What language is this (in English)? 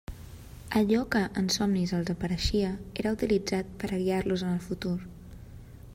Catalan